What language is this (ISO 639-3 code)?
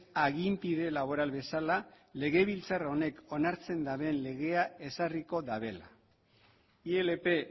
eus